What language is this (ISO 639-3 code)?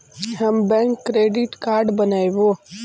mag